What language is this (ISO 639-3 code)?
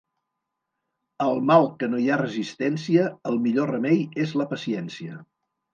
cat